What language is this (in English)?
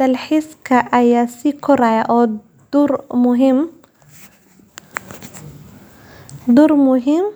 Somali